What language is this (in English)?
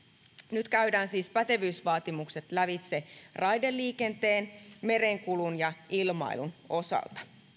Finnish